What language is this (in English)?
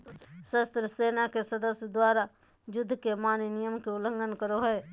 Magahi